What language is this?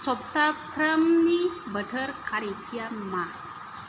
Bodo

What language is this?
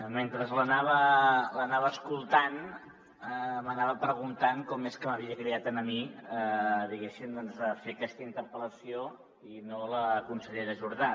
Catalan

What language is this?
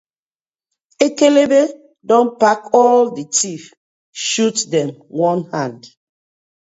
Nigerian Pidgin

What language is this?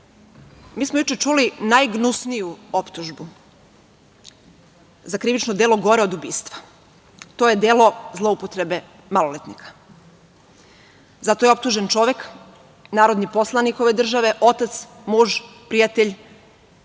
Serbian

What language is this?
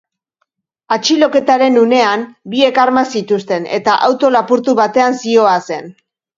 Basque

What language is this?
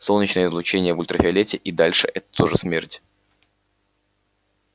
Russian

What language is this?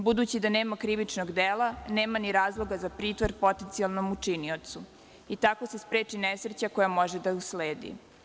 Serbian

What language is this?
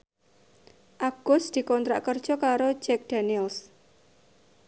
Javanese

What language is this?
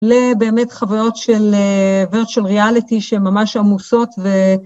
Hebrew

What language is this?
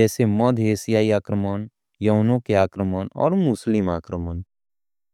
Angika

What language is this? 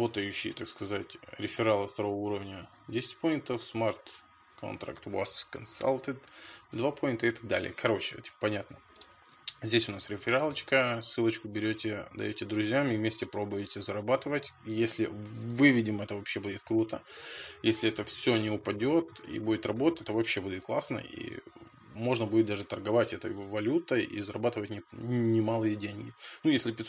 Russian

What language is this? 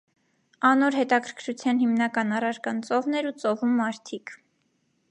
Armenian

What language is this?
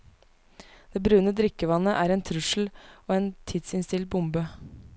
Norwegian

